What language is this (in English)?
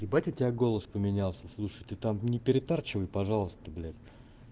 Russian